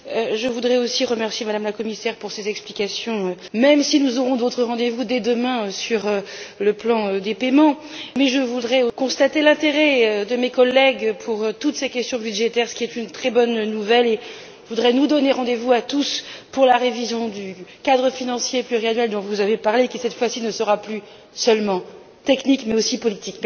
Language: French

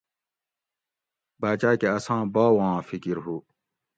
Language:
Gawri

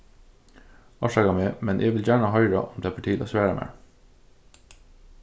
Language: Faroese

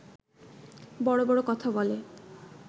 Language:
Bangla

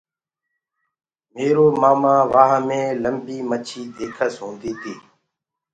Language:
Gurgula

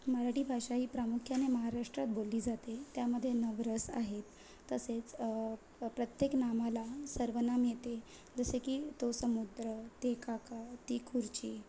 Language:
Marathi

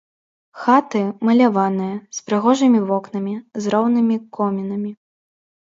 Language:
Belarusian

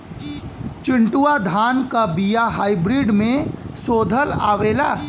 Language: Bhojpuri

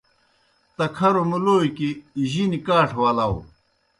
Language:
Kohistani Shina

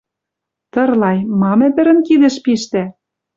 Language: Western Mari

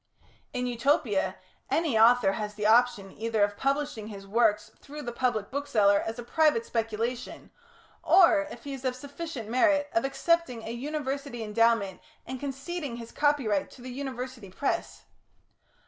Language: English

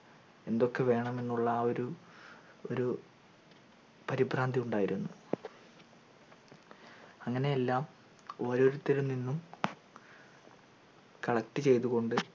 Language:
Malayalam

